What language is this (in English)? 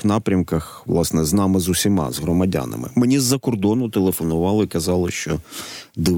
Ukrainian